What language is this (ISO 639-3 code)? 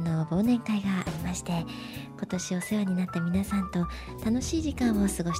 jpn